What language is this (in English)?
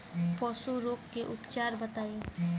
Bhojpuri